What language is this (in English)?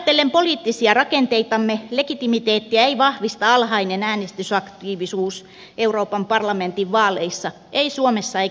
Finnish